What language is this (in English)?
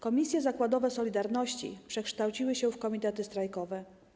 Polish